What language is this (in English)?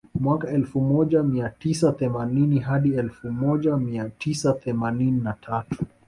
Swahili